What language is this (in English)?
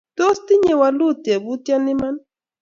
Kalenjin